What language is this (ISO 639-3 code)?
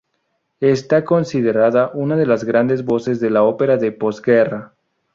spa